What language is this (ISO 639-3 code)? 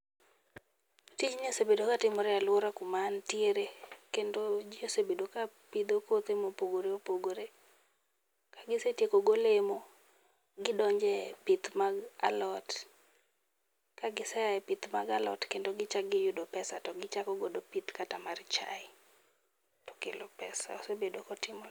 luo